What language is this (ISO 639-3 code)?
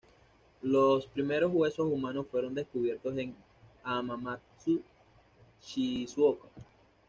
spa